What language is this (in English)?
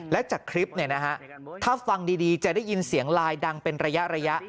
Thai